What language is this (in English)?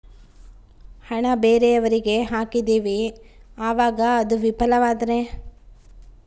Kannada